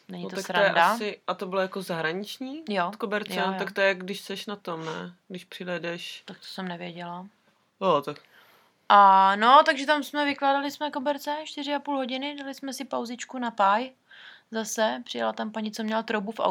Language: Czech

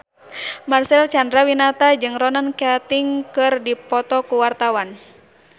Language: Sundanese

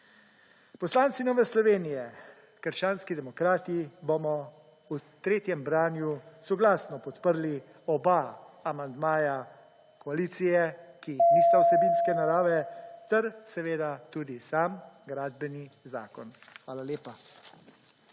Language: Slovenian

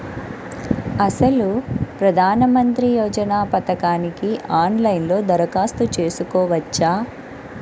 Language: Telugu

